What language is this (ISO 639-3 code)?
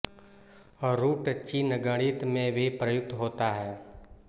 hin